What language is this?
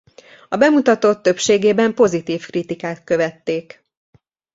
Hungarian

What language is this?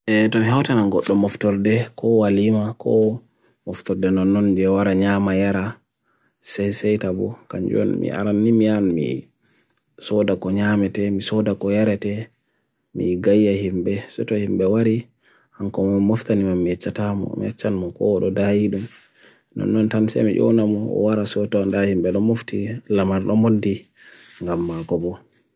Bagirmi Fulfulde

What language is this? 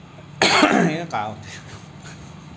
Assamese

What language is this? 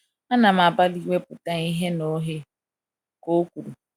Igbo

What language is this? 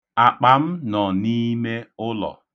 Igbo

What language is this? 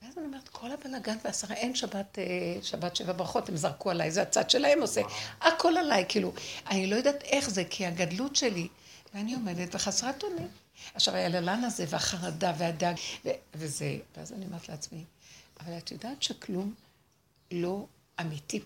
Hebrew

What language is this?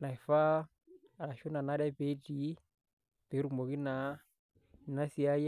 Masai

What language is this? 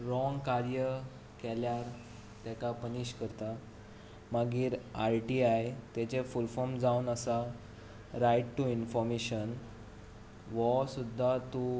Konkani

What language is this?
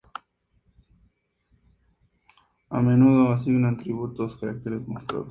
Spanish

